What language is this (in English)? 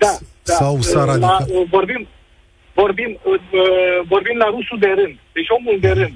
Romanian